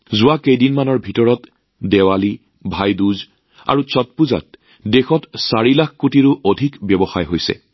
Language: Assamese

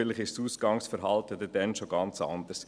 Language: Swiss German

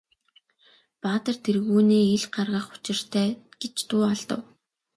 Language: Mongolian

